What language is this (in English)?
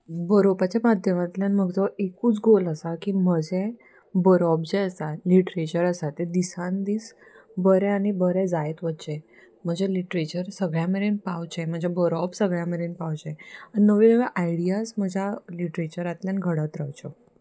Konkani